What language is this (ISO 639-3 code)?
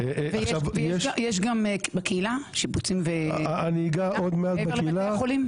heb